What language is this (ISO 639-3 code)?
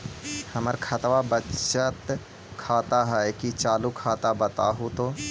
mag